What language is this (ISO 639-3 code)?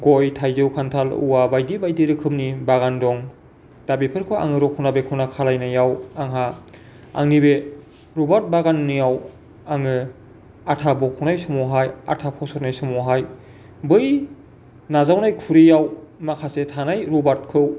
brx